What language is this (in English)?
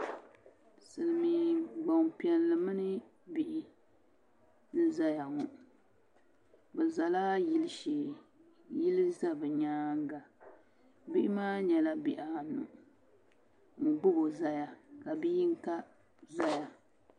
Dagbani